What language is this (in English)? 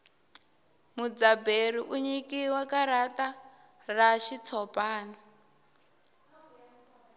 Tsonga